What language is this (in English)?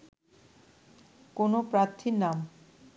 Bangla